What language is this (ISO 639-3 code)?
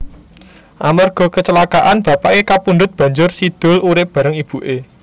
jav